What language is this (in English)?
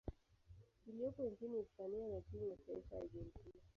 Swahili